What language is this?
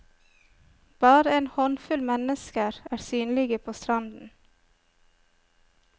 Norwegian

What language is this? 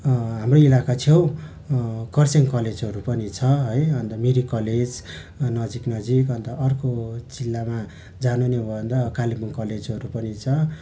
Nepali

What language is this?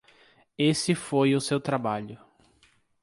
Portuguese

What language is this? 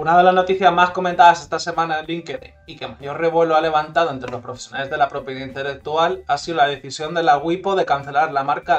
Spanish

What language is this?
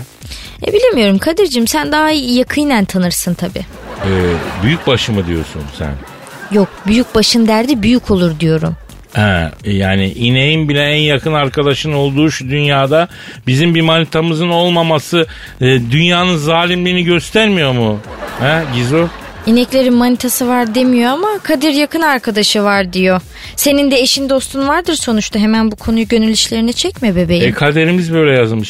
Turkish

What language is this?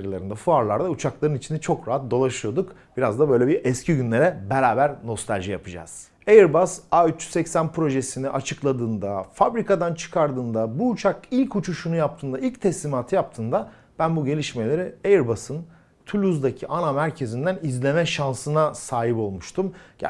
Turkish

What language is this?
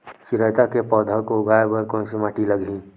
Chhattisgarhi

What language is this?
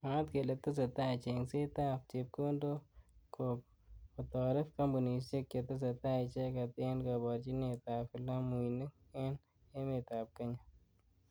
Kalenjin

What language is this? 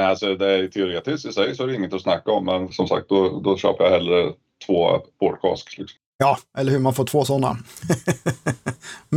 Swedish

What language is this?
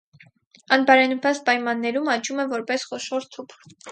Armenian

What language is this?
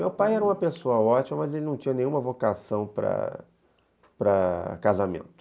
Portuguese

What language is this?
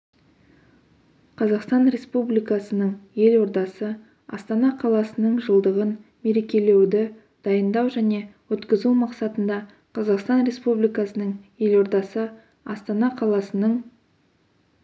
Kazakh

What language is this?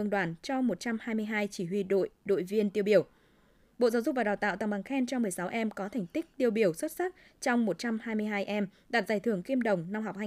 Vietnamese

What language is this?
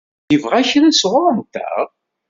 Kabyle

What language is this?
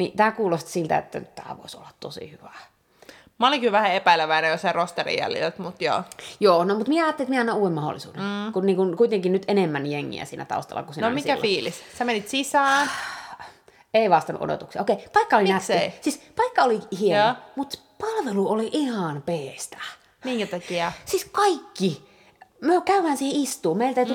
Finnish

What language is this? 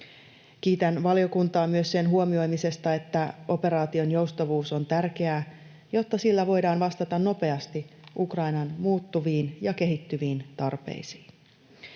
Finnish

